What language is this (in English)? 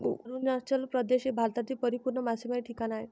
Marathi